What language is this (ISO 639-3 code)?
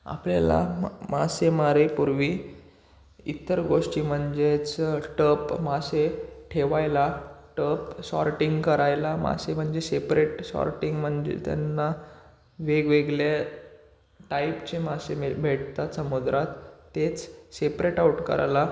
mar